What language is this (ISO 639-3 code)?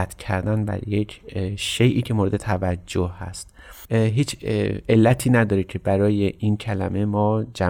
fas